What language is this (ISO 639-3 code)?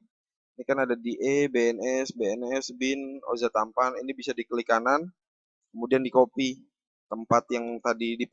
ind